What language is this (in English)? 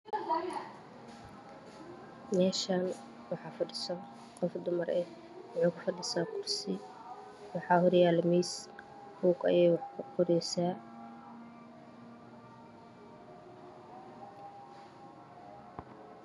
Somali